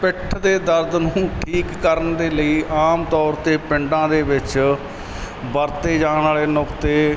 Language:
Punjabi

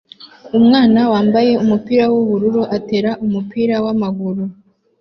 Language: Kinyarwanda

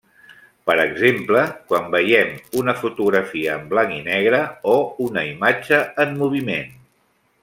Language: Catalan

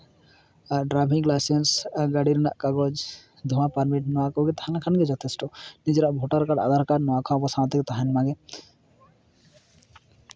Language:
Santali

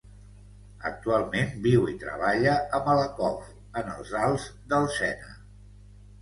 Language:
Catalan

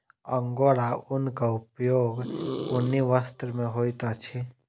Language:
Maithili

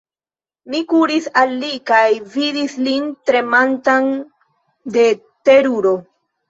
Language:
Esperanto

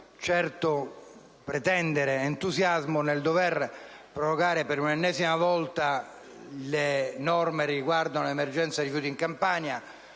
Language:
Italian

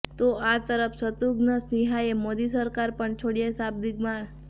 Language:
Gujarati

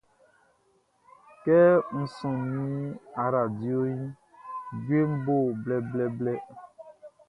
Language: Baoulé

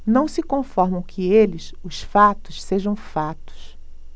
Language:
Portuguese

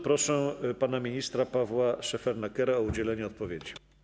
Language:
Polish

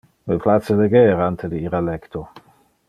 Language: Interlingua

